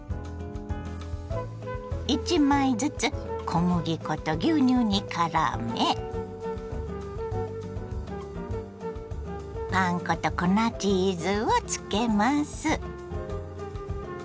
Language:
Japanese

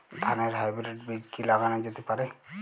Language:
Bangla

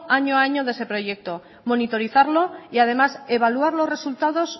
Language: Spanish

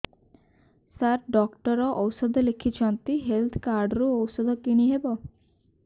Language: Odia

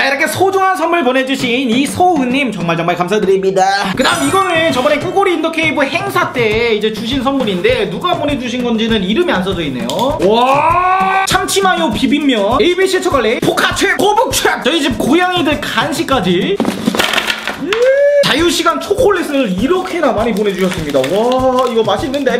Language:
Korean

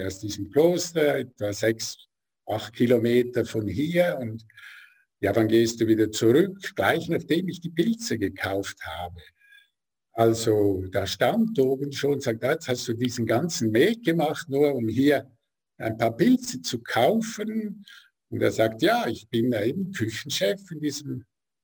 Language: German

